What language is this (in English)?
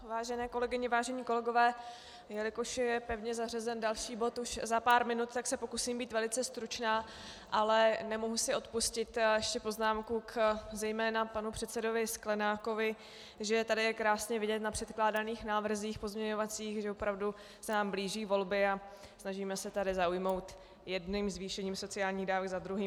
Czech